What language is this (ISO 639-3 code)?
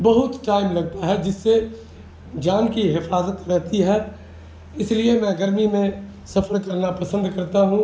urd